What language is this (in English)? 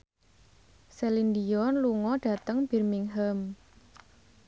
Javanese